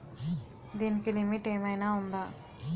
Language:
Telugu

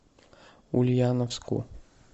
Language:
Russian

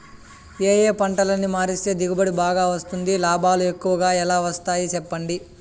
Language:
Telugu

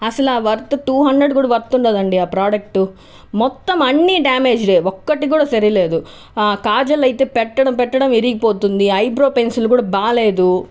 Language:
Telugu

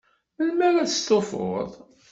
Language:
Kabyle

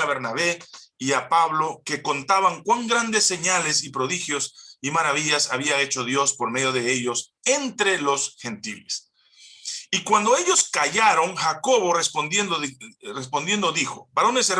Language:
Spanish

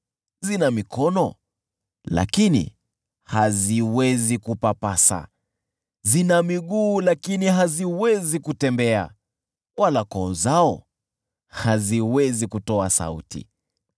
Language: Swahili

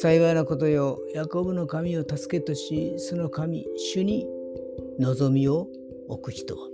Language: Japanese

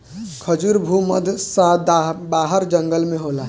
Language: Bhojpuri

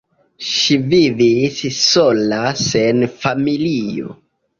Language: Esperanto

